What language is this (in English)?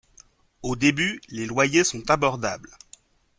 French